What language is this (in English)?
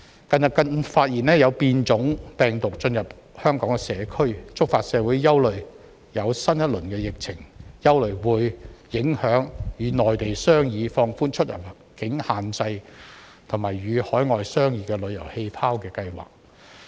Cantonese